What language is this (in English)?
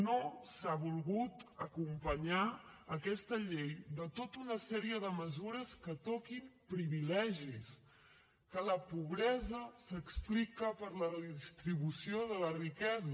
Catalan